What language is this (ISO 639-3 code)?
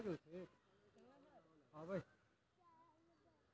mai